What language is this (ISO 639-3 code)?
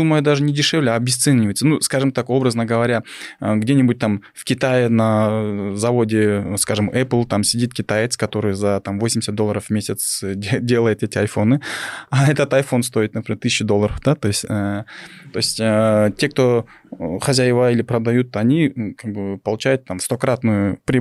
rus